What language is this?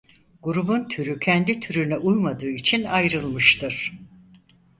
Turkish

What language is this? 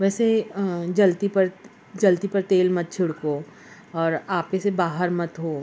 Urdu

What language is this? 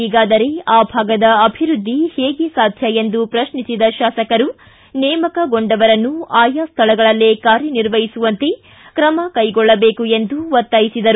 Kannada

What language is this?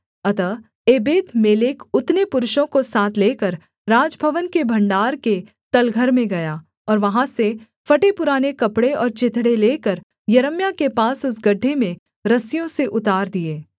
Hindi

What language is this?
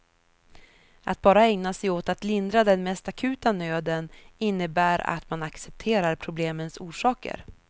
Swedish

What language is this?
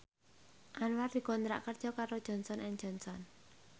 Javanese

